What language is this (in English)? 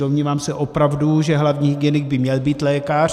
Czech